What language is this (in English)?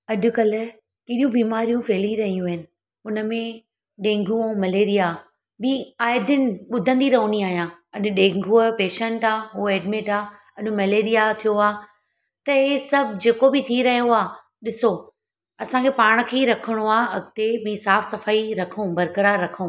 Sindhi